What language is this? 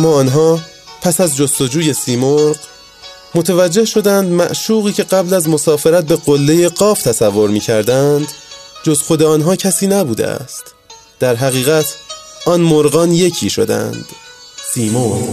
Persian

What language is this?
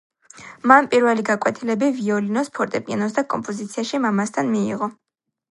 Georgian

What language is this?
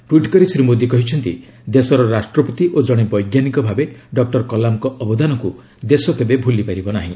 Odia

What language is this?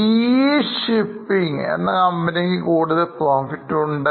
Malayalam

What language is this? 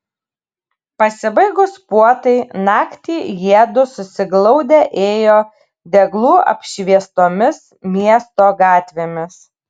Lithuanian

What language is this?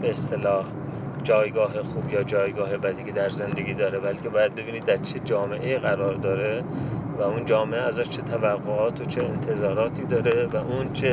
Persian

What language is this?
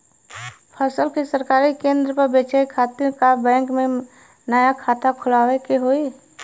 Bhojpuri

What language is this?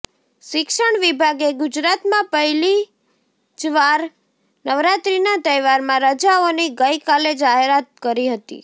Gujarati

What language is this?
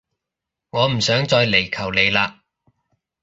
Cantonese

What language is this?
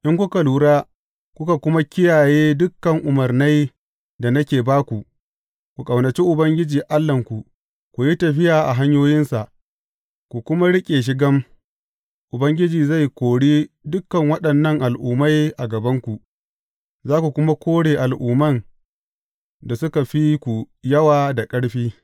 Hausa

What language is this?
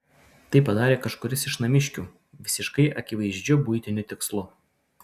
Lithuanian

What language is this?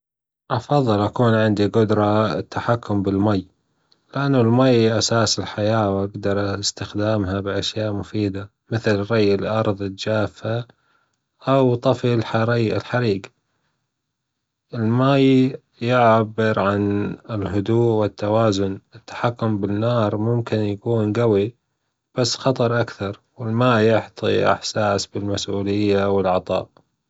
Gulf Arabic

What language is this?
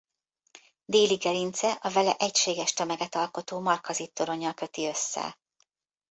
Hungarian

